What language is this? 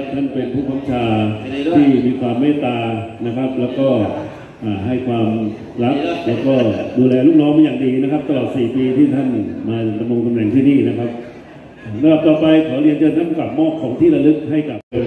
Thai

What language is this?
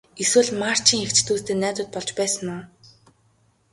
Mongolian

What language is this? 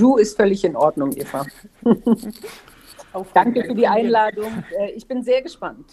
German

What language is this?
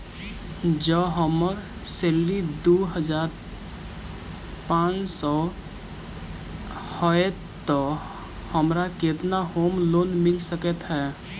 Maithili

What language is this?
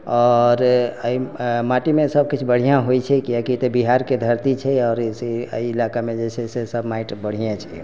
Maithili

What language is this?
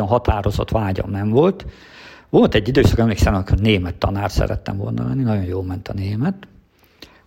Hungarian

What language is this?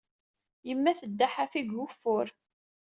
Kabyle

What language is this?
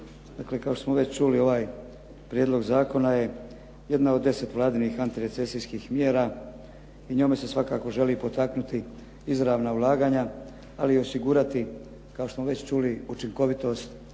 Croatian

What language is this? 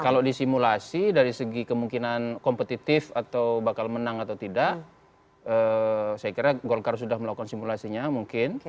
Indonesian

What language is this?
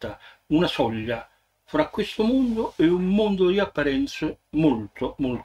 Italian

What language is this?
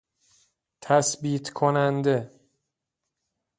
Persian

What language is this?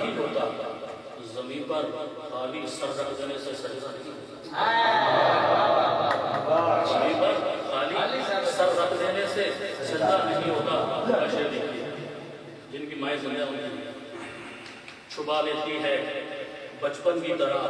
Urdu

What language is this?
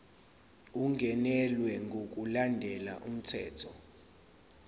Zulu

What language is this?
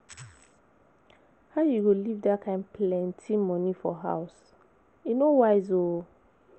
Nigerian Pidgin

